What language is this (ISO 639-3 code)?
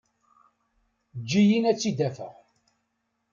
kab